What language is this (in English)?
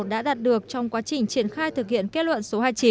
Vietnamese